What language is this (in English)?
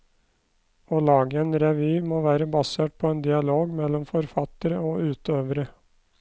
Norwegian